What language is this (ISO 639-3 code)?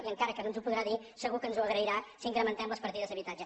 cat